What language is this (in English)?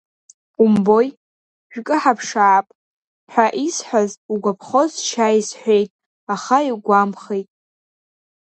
Abkhazian